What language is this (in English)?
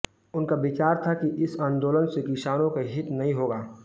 Hindi